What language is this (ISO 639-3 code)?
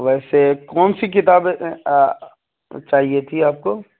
urd